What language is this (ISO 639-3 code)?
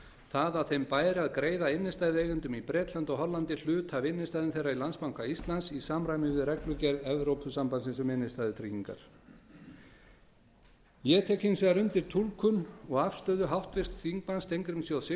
isl